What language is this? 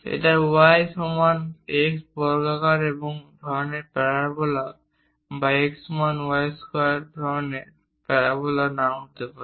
Bangla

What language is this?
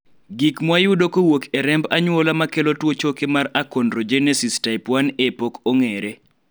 Luo (Kenya and Tanzania)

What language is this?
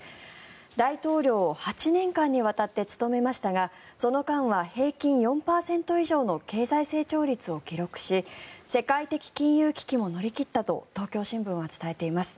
Japanese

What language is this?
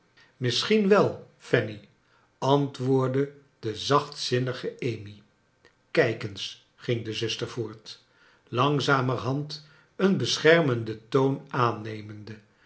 Dutch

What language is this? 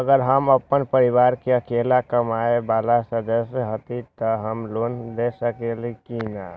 Magahi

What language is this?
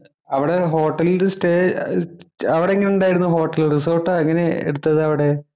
Malayalam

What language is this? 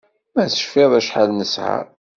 Kabyle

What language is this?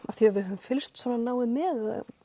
Icelandic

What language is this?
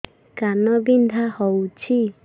Odia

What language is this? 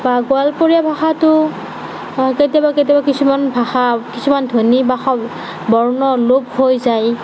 Assamese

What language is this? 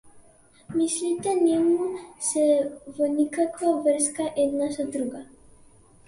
Macedonian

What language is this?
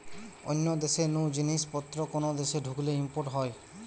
Bangla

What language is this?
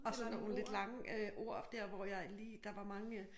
Danish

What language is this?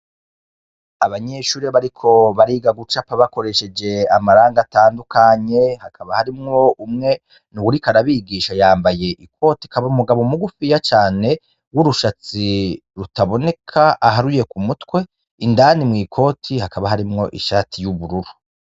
Rundi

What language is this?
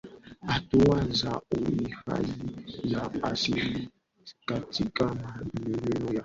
Swahili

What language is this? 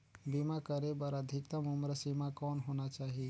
Chhattisgarhi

